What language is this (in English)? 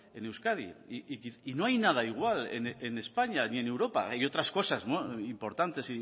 Spanish